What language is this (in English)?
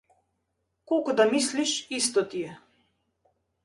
Macedonian